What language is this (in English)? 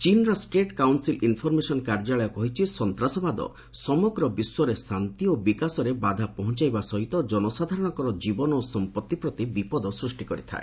Odia